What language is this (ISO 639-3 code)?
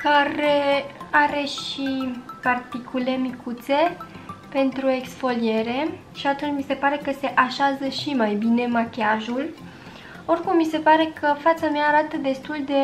ron